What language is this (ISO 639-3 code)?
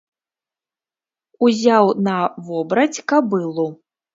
bel